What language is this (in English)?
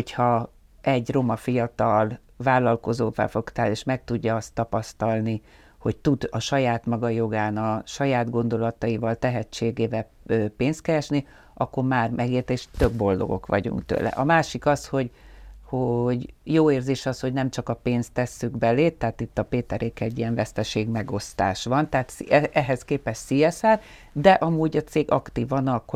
Hungarian